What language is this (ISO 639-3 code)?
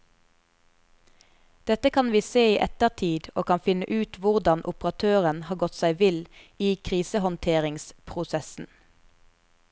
nor